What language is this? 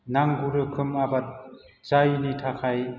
Bodo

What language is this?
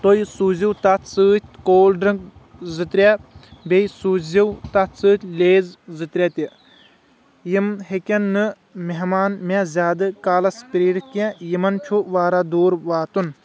Kashmiri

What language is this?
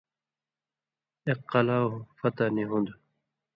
Indus Kohistani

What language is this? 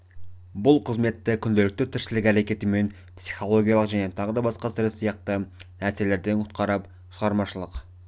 Kazakh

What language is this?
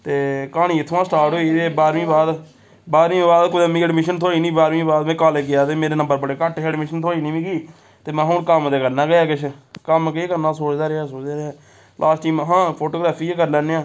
Dogri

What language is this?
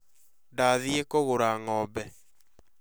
Kikuyu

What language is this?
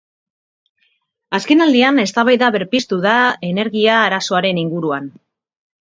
Basque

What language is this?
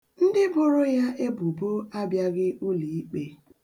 Igbo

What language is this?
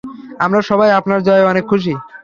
Bangla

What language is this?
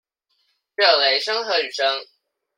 Chinese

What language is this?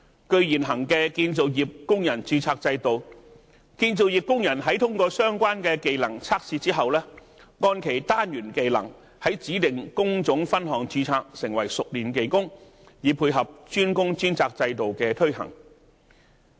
Cantonese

